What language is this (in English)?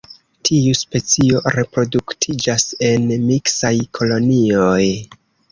Esperanto